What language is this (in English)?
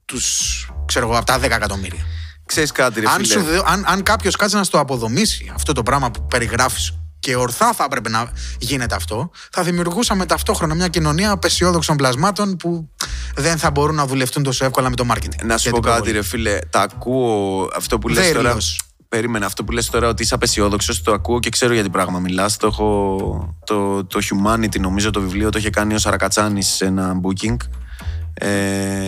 Greek